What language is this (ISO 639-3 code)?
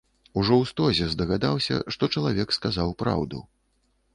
bel